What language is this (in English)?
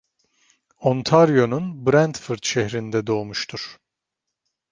Turkish